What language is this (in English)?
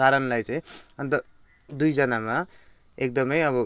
Nepali